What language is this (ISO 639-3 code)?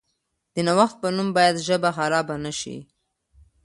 pus